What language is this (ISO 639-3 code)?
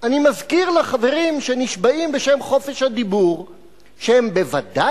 heb